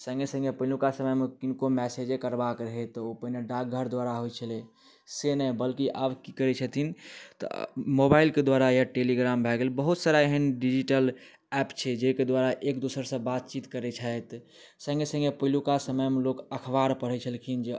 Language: Maithili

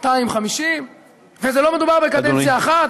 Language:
Hebrew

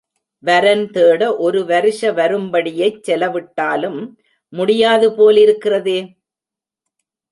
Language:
Tamil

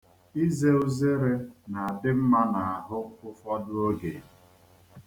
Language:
Igbo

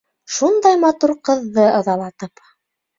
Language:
Bashkir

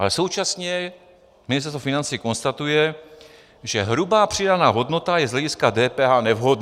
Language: Czech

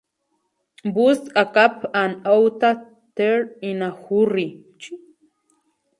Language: Spanish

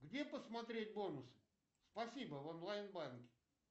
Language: Russian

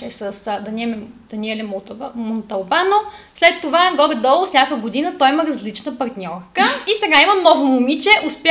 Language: Bulgarian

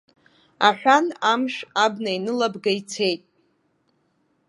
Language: Abkhazian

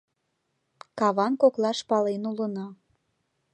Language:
Mari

